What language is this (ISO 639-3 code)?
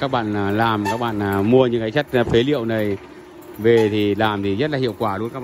vie